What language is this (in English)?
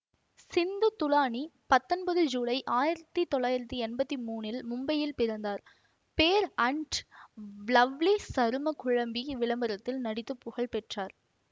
Tamil